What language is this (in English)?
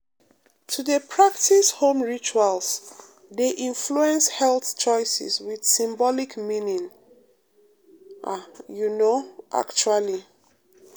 Nigerian Pidgin